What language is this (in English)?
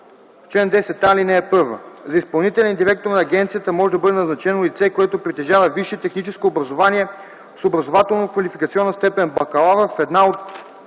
Bulgarian